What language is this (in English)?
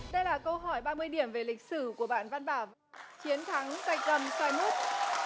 Vietnamese